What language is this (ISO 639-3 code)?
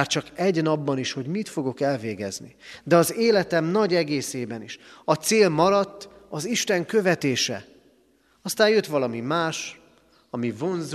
hun